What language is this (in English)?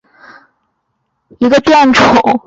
Chinese